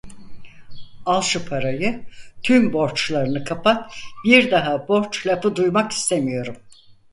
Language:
Turkish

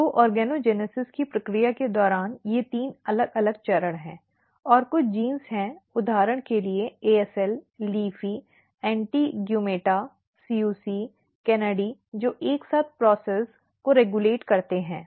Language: Hindi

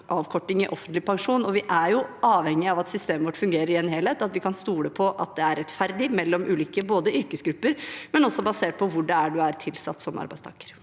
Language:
Norwegian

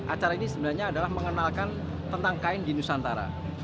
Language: Indonesian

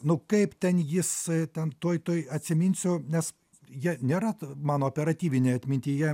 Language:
Lithuanian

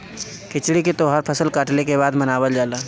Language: Bhojpuri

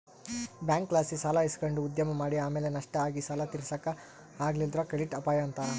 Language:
Kannada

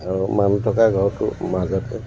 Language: Assamese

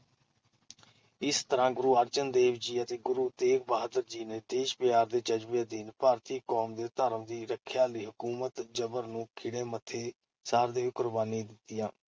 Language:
Punjabi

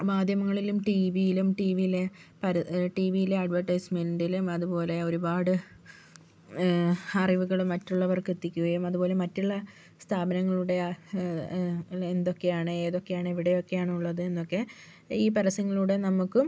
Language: Malayalam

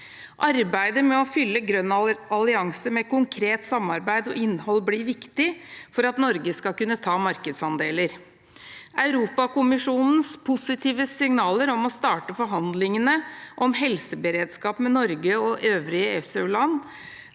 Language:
Norwegian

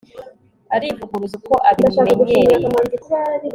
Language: Kinyarwanda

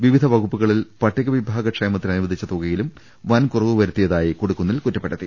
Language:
Malayalam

